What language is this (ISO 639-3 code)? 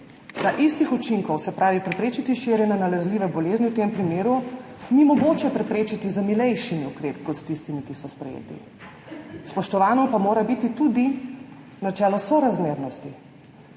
slv